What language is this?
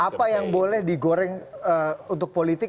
Indonesian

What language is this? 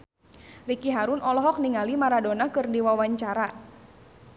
Sundanese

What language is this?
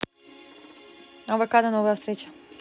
Russian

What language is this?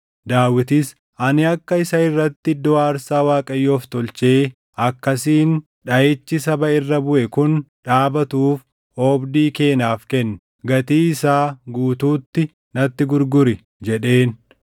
Oromo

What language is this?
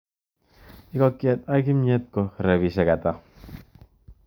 Kalenjin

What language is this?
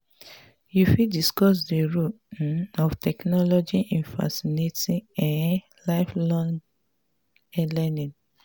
Nigerian Pidgin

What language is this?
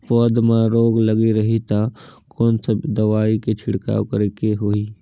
Chhattisgarhi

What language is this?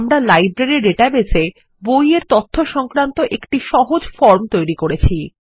Bangla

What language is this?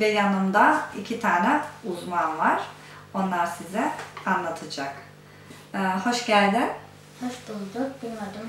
Turkish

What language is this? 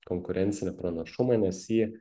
Lithuanian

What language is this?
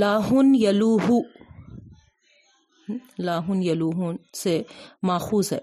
Urdu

